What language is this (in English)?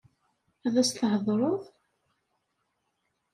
Kabyle